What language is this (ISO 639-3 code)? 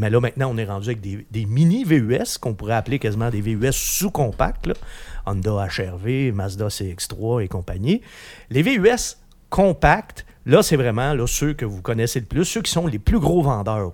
fra